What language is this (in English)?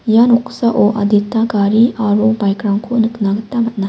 Garo